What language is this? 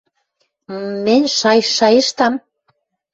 Western Mari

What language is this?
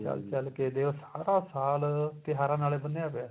Punjabi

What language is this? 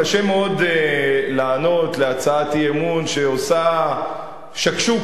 Hebrew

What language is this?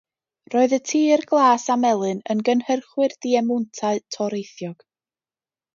Welsh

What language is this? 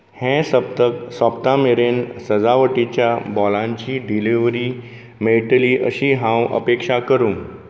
Konkani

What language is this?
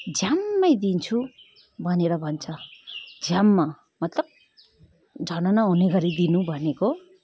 Nepali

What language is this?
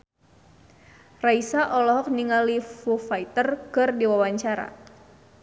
Sundanese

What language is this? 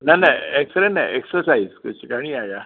Sindhi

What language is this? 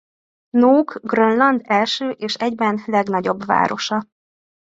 Hungarian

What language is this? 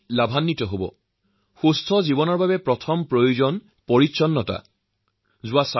Assamese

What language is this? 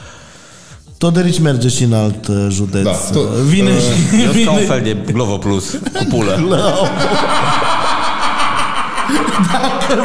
Romanian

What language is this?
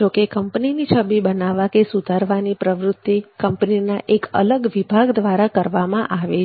Gujarati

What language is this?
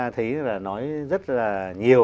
Vietnamese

